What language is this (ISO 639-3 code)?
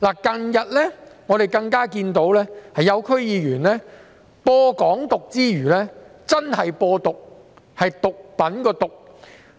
yue